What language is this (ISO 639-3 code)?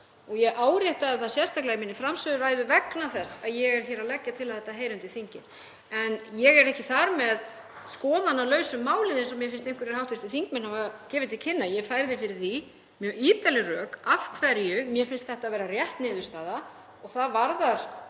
isl